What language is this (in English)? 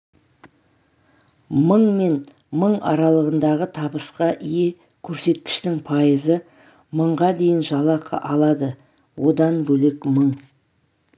Kazakh